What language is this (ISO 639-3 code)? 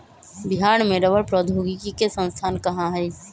mag